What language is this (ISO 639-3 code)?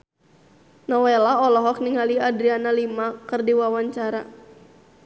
sun